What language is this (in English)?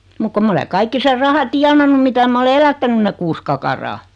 Finnish